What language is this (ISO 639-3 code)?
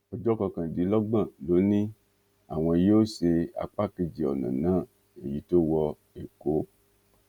yor